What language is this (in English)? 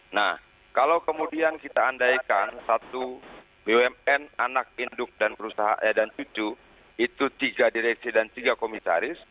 Indonesian